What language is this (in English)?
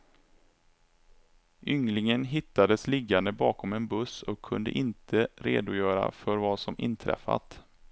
Swedish